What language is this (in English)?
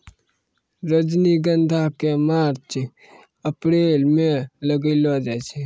Maithili